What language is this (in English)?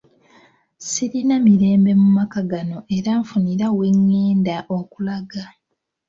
Ganda